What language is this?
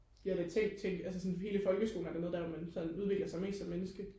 Danish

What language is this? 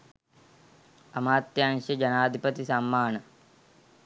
Sinhala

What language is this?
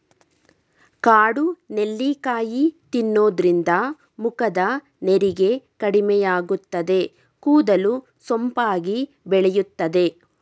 Kannada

